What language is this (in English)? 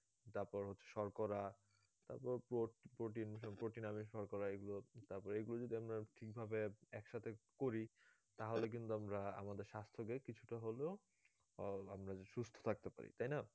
Bangla